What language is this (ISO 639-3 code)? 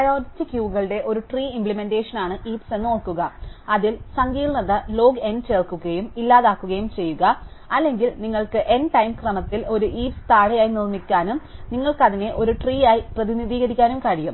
mal